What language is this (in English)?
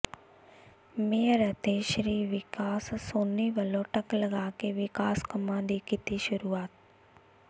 Punjabi